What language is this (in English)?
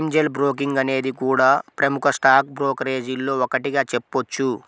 Telugu